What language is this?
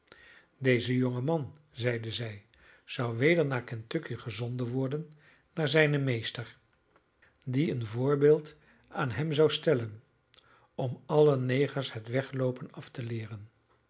Dutch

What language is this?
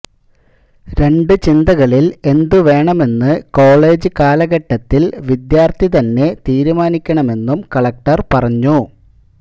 Malayalam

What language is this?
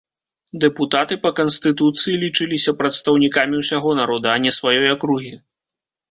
Belarusian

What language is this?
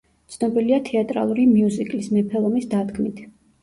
Georgian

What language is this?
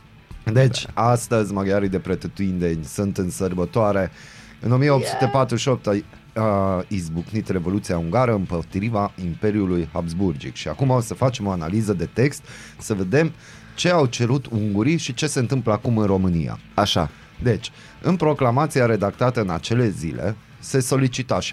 Romanian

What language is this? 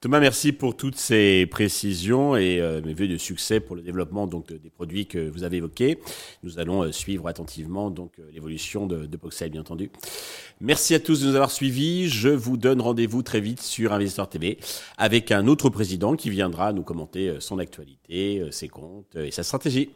French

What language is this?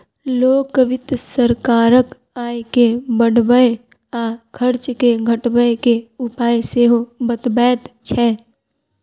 Maithili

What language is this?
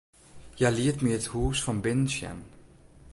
Western Frisian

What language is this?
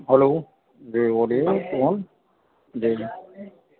Urdu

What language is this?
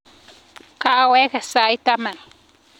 Kalenjin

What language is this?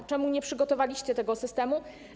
Polish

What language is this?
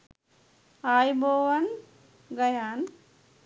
Sinhala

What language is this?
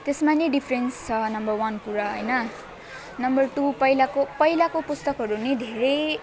Nepali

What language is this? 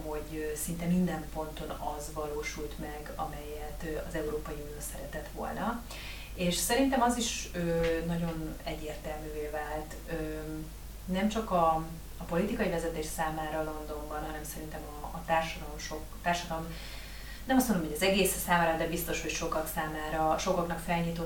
Hungarian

